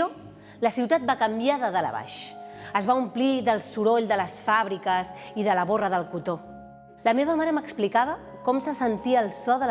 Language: Catalan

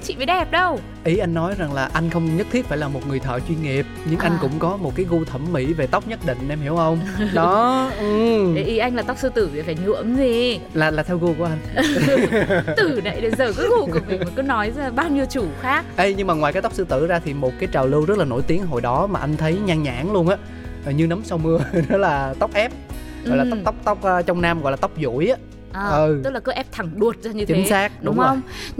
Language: Vietnamese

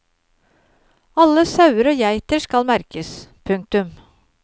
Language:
Norwegian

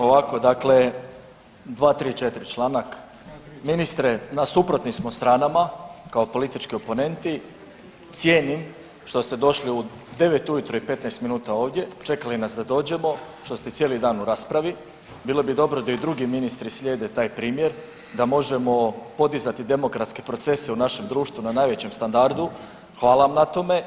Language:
Croatian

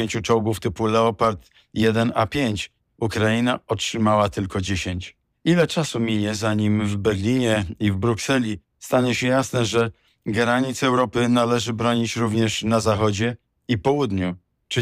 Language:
Polish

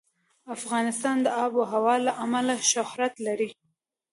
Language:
Pashto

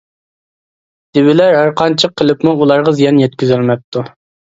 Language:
Uyghur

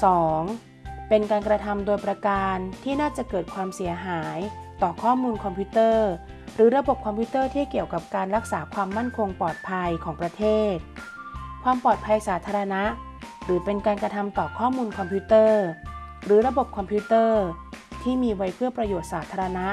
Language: Thai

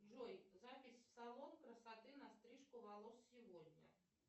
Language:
Russian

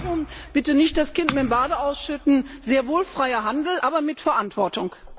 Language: German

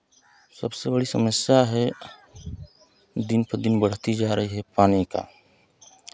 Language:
Hindi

